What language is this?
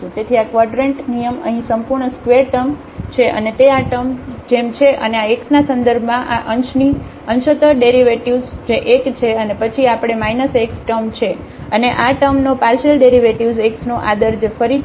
Gujarati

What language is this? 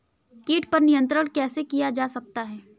Hindi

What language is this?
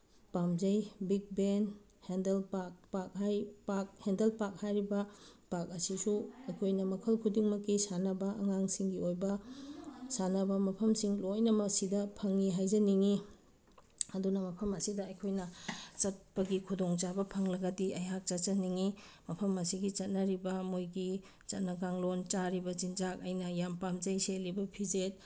Manipuri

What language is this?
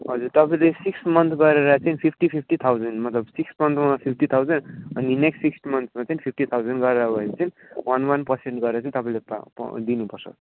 Nepali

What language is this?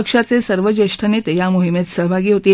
Marathi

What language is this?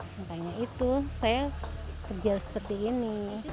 Indonesian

